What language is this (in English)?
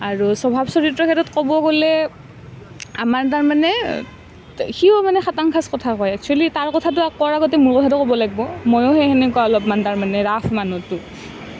Assamese